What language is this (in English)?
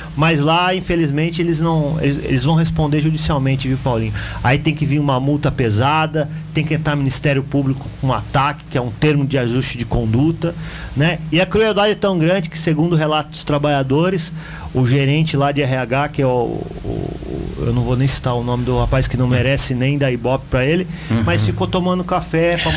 Portuguese